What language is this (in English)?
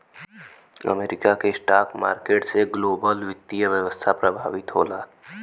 Bhojpuri